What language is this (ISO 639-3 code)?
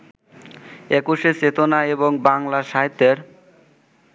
ben